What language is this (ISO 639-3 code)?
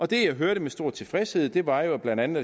dan